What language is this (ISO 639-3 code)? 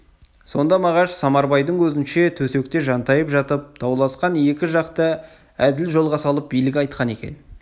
kaz